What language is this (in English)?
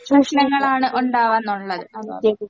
Malayalam